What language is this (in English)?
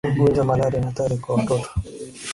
Swahili